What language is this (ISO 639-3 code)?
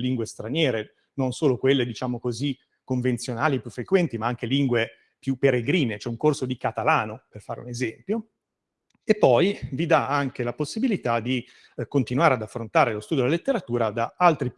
ita